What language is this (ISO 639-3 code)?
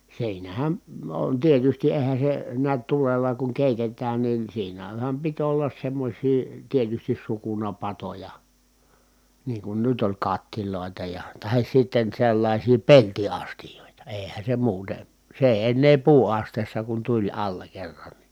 fin